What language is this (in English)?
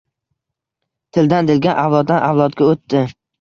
Uzbek